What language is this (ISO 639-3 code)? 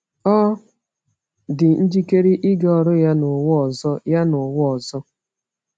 ibo